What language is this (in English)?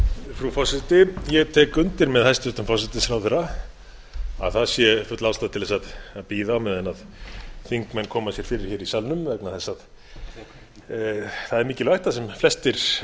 Icelandic